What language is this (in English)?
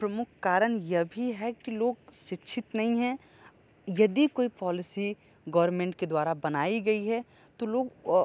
Hindi